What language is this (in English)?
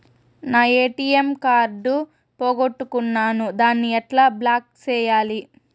Telugu